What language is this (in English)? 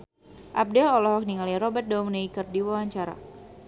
Sundanese